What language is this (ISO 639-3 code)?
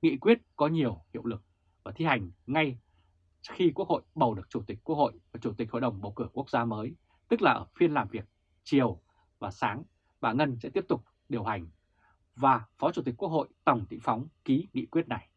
vie